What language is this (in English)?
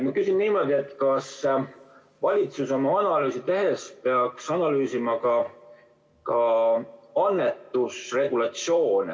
Estonian